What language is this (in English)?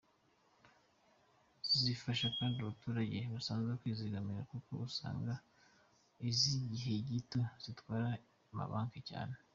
Kinyarwanda